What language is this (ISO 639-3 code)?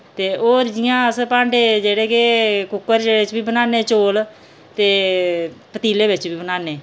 doi